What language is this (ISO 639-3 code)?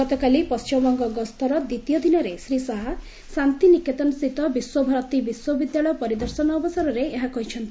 ori